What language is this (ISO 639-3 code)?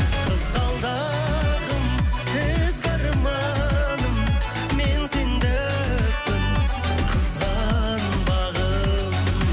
kaz